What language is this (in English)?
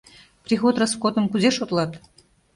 Mari